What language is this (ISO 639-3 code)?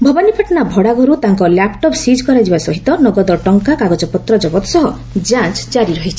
ori